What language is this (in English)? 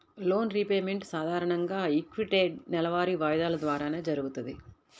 Telugu